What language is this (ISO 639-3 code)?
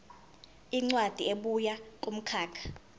zul